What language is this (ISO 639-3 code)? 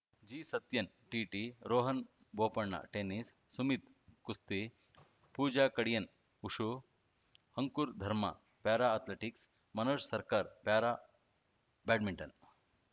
kan